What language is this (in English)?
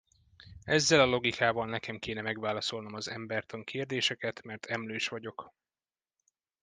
Hungarian